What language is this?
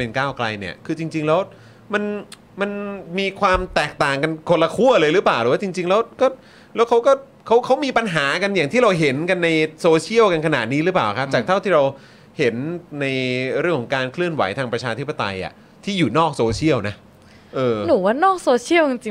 Thai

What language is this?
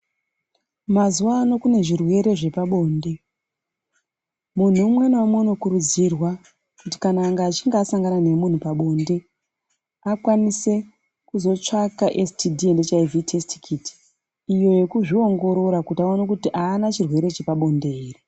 Ndau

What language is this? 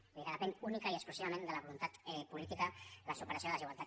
Catalan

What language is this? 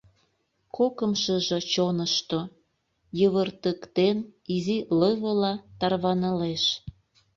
Mari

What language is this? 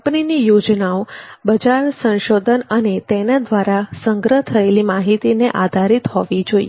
Gujarati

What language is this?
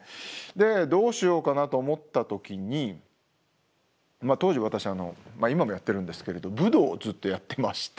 Japanese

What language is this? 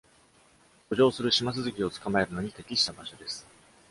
Japanese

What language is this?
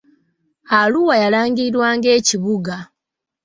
Ganda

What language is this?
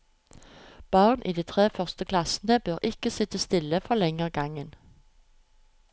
Norwegian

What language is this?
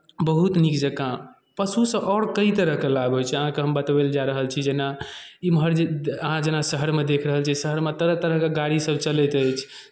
Maithili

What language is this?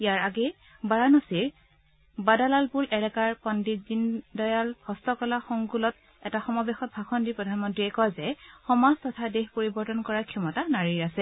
Assamese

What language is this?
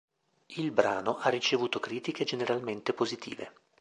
Italian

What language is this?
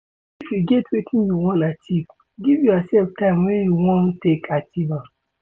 Nigerian Pidgin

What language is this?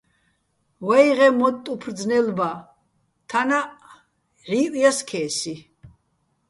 Bats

